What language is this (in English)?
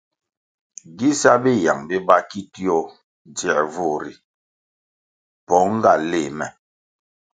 Kwasio